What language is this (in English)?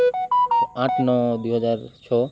Odia